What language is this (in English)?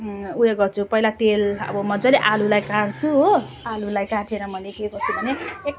Nepali